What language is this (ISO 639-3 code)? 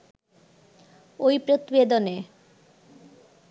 ben